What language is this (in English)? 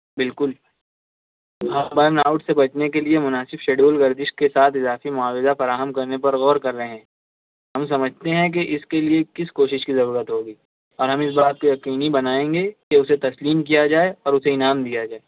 Urdu